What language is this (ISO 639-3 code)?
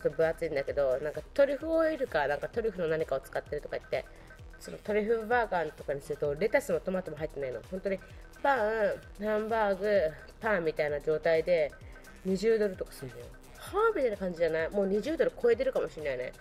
jpn